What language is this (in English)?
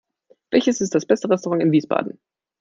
German